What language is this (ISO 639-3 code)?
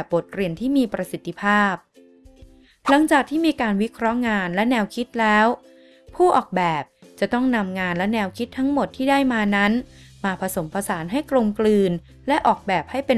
tha